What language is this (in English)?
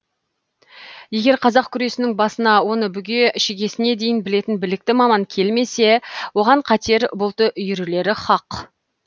Kazakh